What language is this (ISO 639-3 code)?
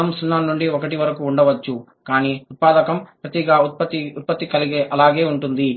tel